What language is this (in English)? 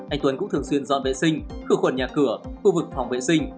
Vietnamese